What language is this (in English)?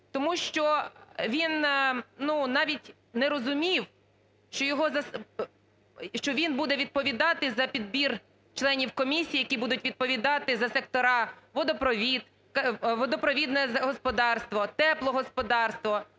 Ukrainian